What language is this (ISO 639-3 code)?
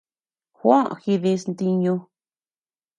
cux